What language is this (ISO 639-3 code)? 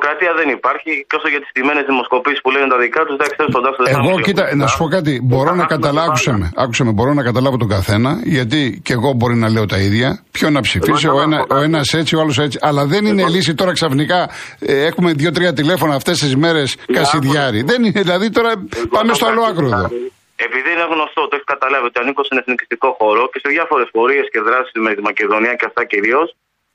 ell